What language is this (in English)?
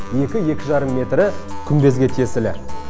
Kazakh